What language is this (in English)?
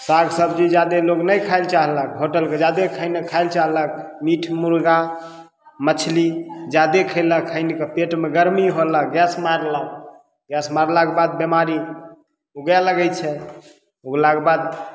Maithili